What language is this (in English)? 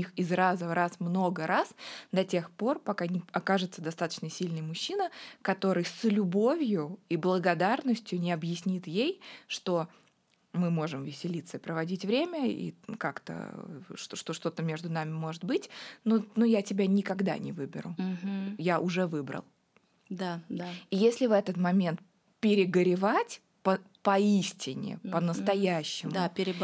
Russian